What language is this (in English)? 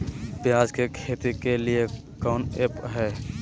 Magahi